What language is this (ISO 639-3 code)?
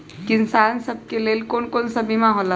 mag